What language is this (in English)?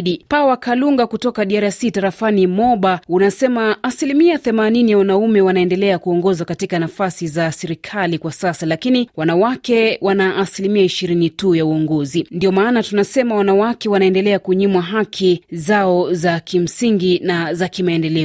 Swahili